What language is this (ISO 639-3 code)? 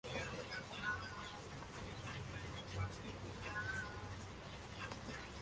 spa